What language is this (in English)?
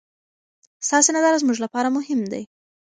Pashto